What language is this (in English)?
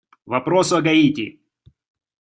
Russian